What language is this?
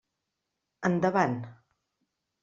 Catalan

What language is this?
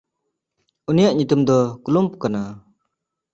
Santali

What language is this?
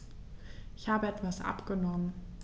German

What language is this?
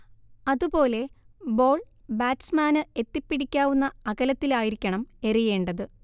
Malayalam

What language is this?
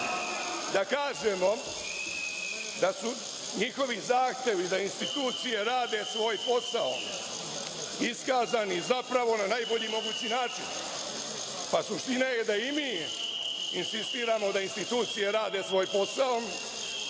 Serbian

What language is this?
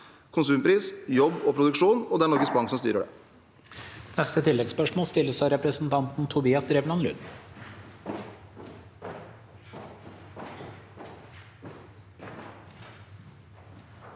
Norwegian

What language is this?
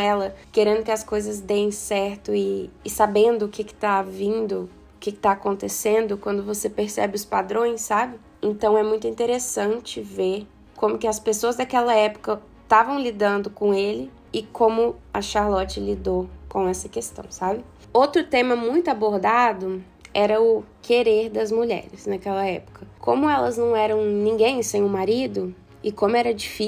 Portuguese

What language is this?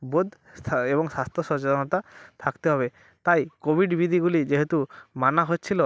Bangla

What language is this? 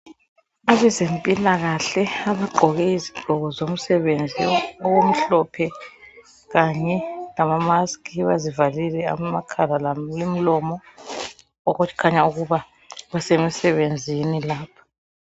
North Ndebele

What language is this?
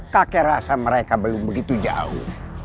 Indonesian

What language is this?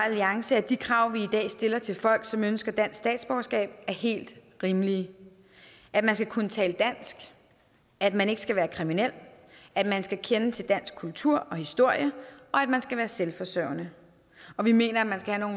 Danish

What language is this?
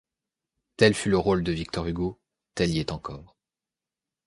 French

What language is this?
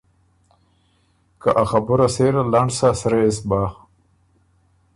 Ormuri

